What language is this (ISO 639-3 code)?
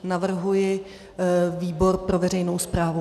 ces